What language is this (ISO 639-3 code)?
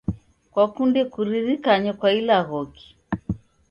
dav